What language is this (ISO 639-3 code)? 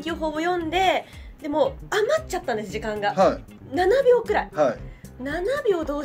jpn